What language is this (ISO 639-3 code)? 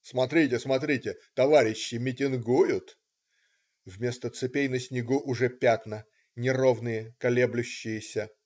rus